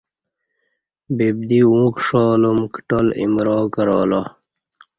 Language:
Kati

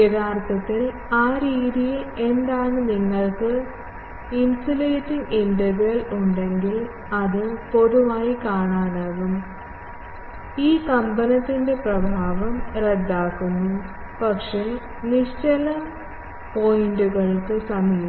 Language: Malayalam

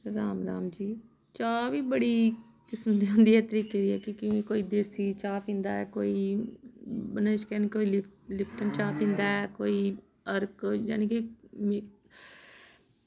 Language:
Dogri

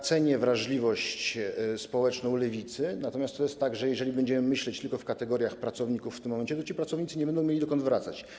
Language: Polish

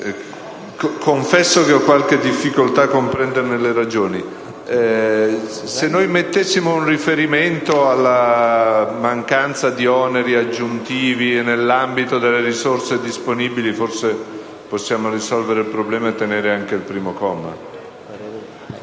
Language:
Italian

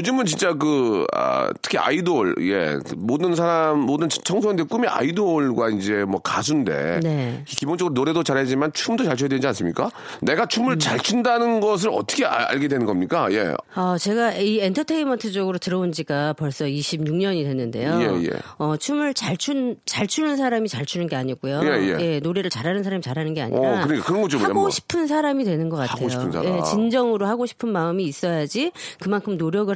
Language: Korean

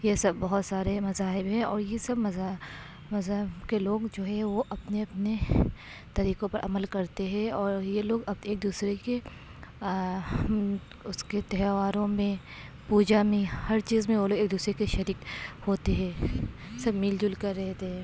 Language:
Urdu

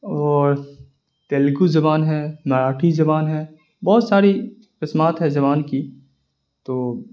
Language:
Urdu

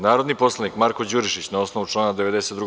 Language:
Serbian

